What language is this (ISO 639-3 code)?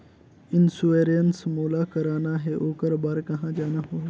hne